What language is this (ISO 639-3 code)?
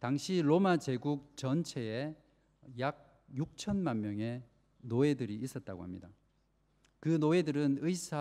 kor